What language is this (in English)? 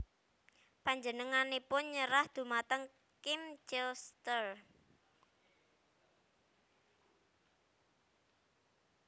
Javanese